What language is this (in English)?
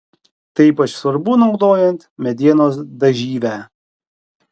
Lithuanian